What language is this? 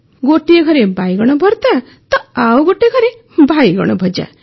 Odia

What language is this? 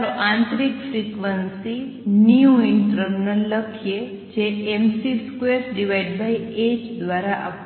Gujarati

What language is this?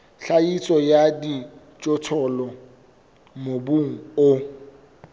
Southern Sotho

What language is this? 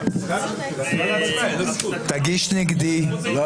Hebrew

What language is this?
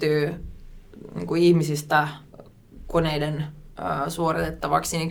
Finnish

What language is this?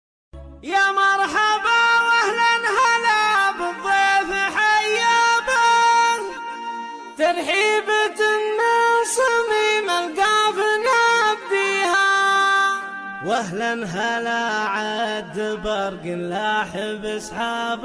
Arabic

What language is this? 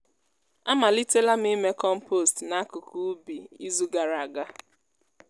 Igbo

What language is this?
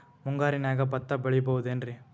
Kannada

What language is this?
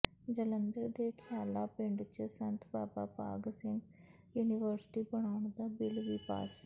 Punjabi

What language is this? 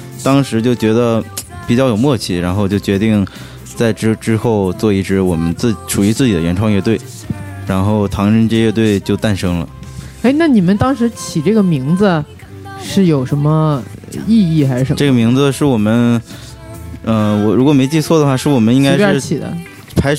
Chinese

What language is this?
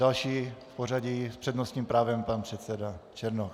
Czech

